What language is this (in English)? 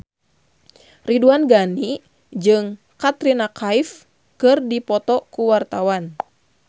Sundanese